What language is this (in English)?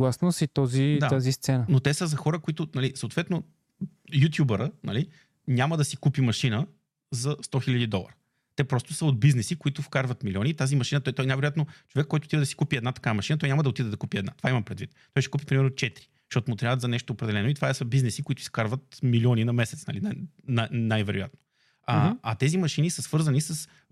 Bulgarian